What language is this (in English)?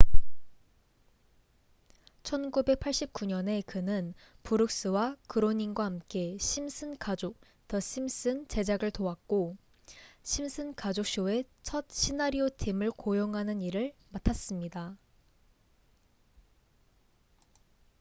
Korean